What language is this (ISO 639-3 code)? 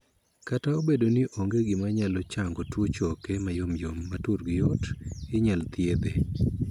luo